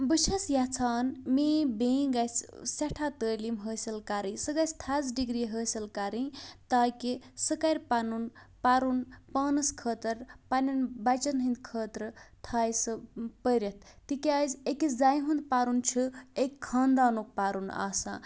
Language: Kashmiri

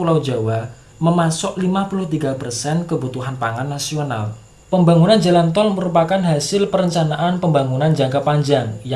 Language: Indonesian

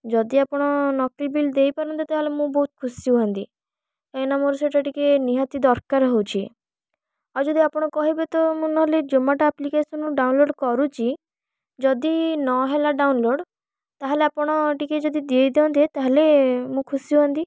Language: Odia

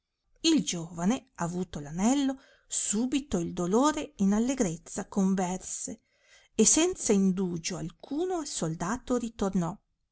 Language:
Italian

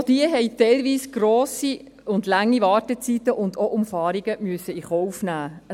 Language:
Swiss German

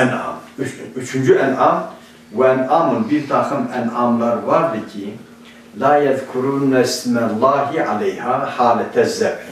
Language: Turkish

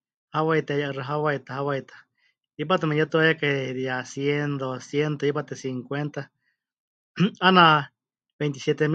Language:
Huichol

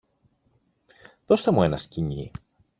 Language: Greek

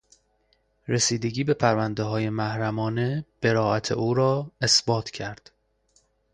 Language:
Persian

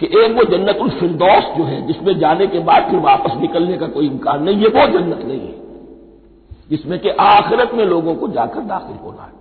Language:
Hindi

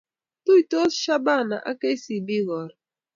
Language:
Kalenjin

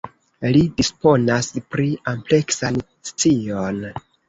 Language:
Esperanto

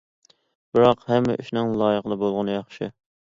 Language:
Uyghur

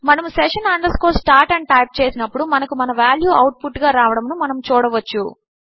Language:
Telugu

